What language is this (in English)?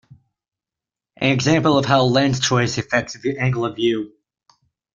English